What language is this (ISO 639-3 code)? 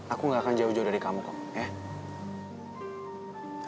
ind